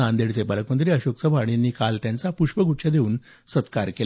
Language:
Marathi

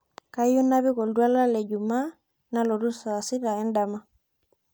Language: Masai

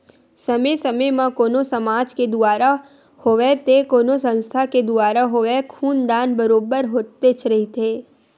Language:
Chhattisgarhi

